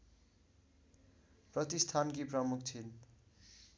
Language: Nepali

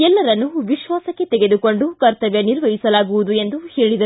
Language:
Kannada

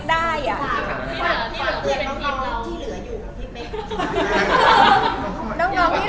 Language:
Thai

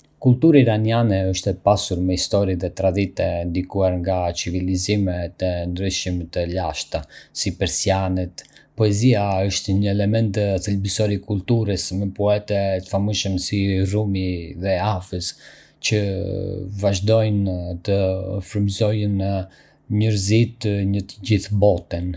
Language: Arbëreshë Albanian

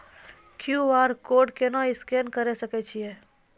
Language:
Maithili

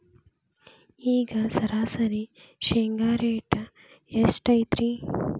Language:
Kannada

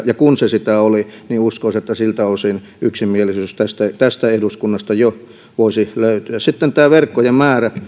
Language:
Finnish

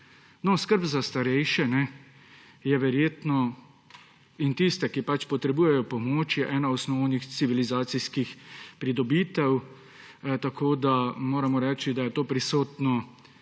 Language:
Slovenian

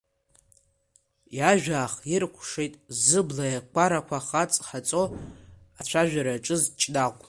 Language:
Abkhazian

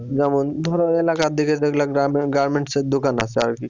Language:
Bangla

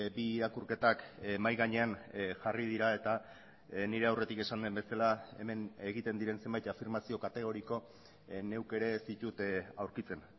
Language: Basque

